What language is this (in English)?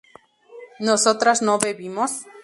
Spanish